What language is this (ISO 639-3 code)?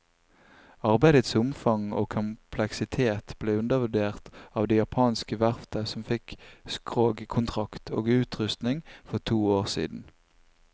nor